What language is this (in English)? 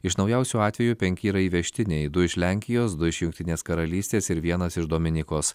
Lithuanian